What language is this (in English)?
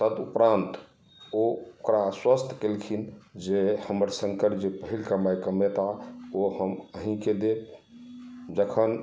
Maithili